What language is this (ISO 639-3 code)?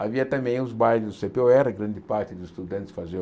por